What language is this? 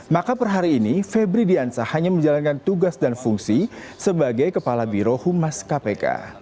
Indonesian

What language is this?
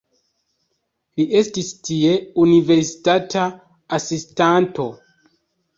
Esperanto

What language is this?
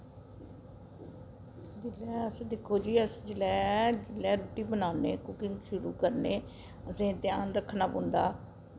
Dogri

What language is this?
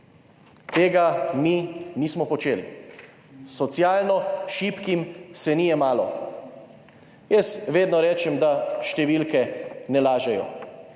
Slovenian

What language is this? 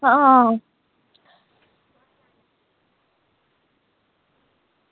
Dogri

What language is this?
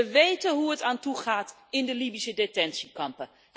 Dutch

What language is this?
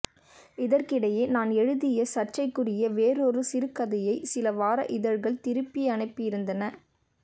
Tamil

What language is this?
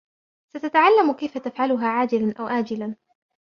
Arabic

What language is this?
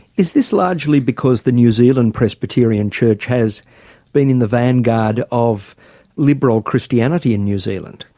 English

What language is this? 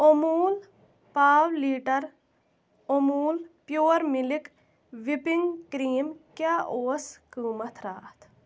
Kashmiri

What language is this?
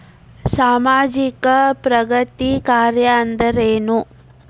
Kannada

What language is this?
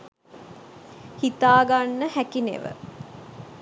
Sinhala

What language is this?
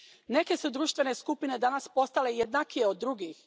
Croatian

